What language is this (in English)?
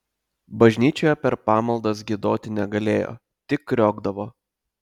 Lithuanian